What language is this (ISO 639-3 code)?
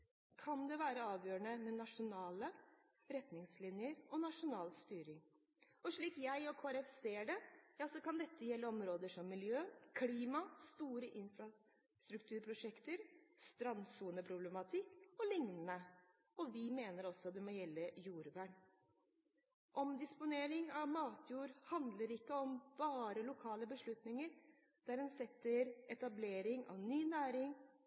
nob